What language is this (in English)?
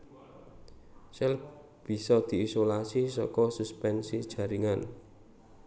Javanese